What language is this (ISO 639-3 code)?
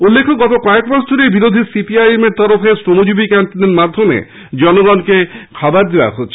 ben